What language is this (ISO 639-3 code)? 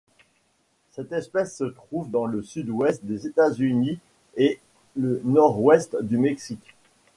fra